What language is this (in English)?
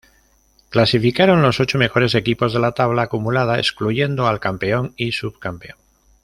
Spanish